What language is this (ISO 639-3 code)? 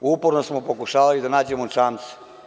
srp